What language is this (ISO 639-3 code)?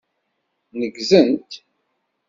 kab